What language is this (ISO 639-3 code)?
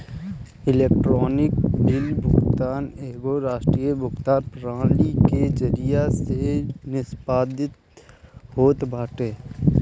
bho